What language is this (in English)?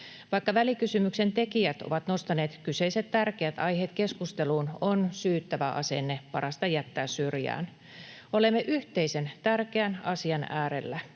Finnish